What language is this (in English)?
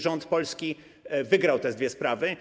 Polish